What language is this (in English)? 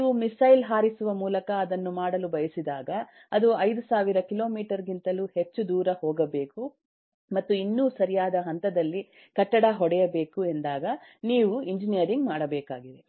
Kannada